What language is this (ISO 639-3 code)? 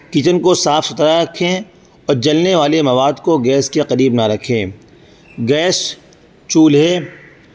urd